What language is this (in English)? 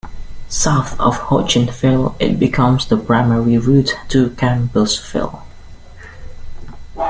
English